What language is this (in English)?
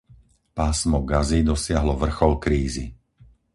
Slovak